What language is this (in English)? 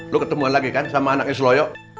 Indonesian